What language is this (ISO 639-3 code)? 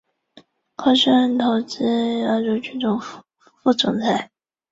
zho